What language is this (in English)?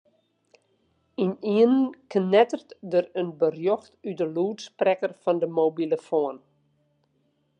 Western Frisian